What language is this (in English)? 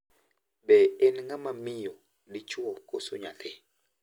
Luo (Kenya and Tanzania)